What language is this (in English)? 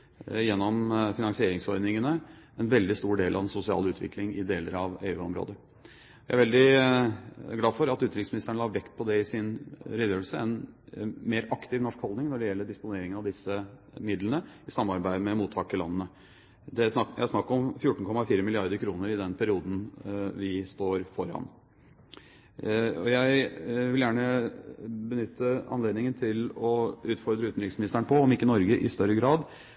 Norwegian Bokmål